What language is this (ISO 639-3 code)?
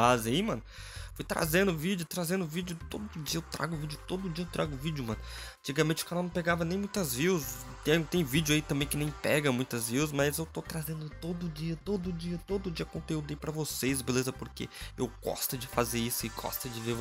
por